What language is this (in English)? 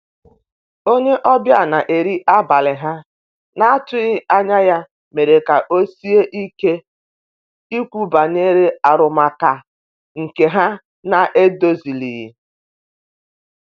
Igbo